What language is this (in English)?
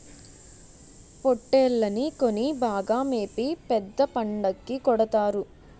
Telugu